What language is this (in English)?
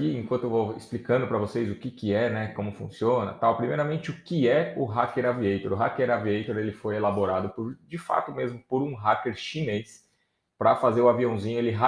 Portuguese